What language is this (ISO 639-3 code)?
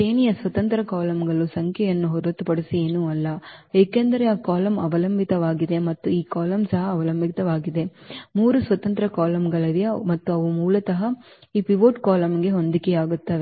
kan